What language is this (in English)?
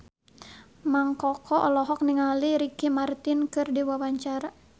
Sundanese